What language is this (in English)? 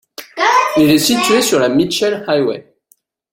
French